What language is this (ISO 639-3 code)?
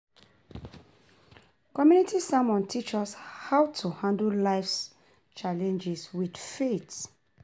pcm